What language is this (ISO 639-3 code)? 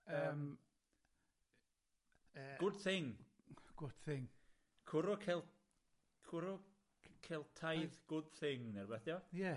cym